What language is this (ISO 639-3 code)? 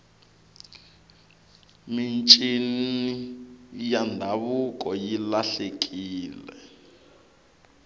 tso